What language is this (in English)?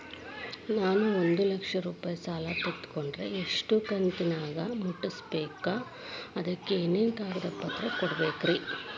Kannada